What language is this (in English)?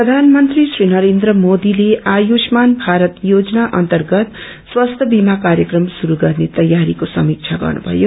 Nepali